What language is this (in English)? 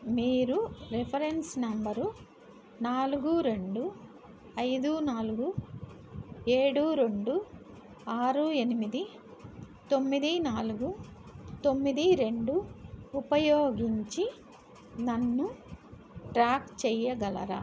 Telugu